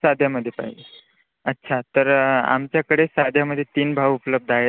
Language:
Marathi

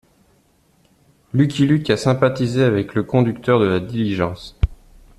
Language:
French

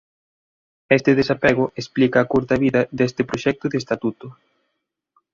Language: Galician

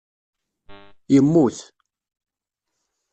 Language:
Kabyle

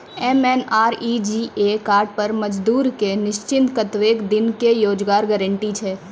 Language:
Maithili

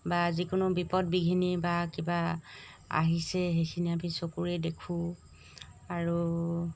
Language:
Assamese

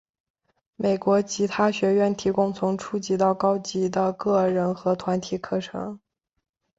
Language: Chinese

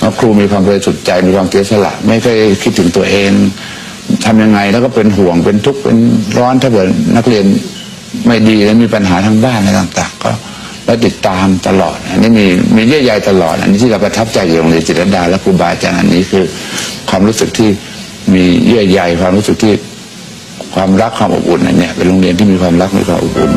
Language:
Thai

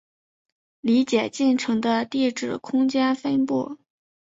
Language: Chinese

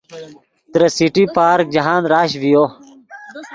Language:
Yidgha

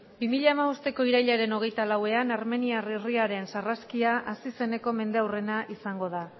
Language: Basque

